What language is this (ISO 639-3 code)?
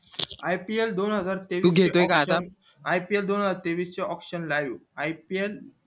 mar